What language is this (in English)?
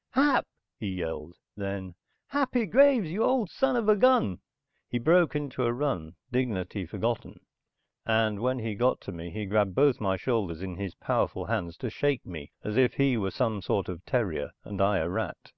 English